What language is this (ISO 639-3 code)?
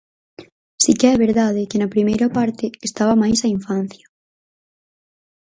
glg